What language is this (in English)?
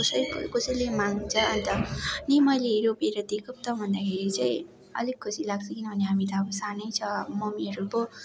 Nepali